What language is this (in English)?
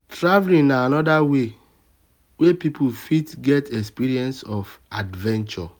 Nigerian Pidgin